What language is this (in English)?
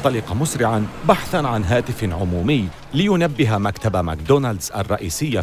Arabic